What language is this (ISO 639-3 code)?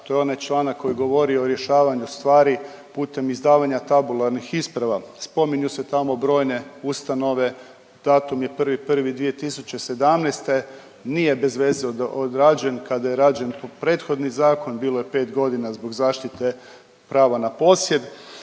hrv